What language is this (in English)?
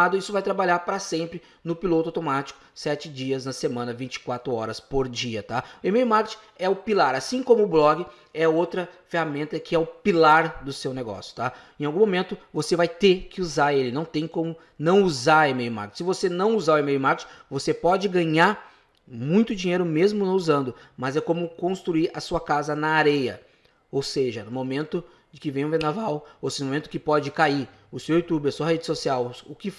Portuguese